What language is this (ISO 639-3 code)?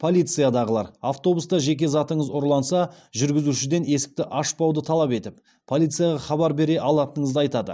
kaz